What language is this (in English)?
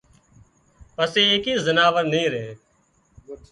Wadiyara Koli